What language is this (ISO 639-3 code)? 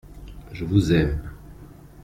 fra